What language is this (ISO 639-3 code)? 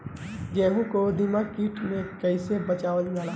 bho